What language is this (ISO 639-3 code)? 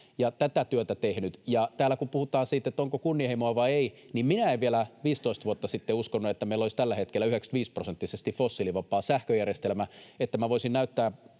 fin